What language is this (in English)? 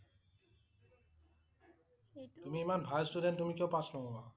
Assamese